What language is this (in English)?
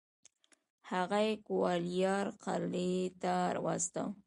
Pashto